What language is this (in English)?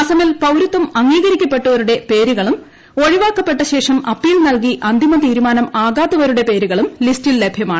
Malayalam